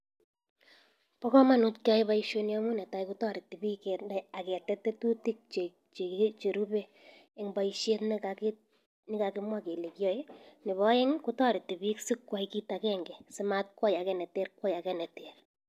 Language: Kalenjin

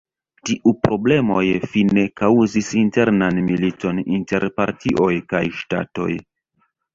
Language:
Esperanto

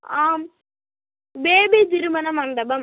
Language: Tamil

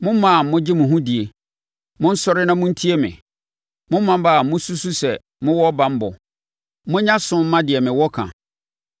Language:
Akan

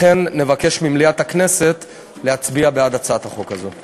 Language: Hebrew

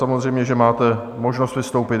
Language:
Czech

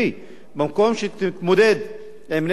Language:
Hebrew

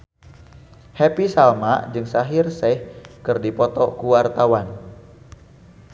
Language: Sundanese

